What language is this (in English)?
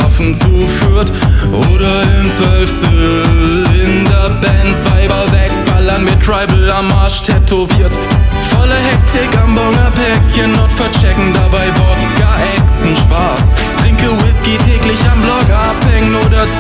German